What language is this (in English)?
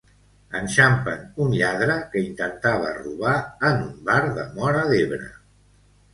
Catalan